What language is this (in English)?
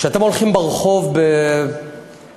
Hebrew